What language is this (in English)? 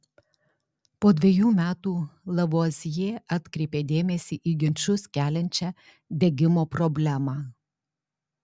Lithuanian